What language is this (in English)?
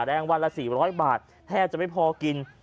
Thai